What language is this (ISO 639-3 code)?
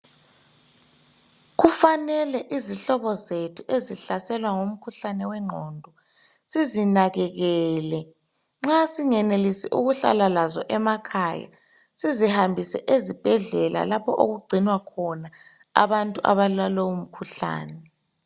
nde